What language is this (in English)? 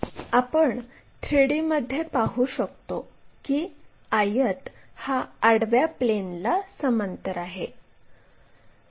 Marathi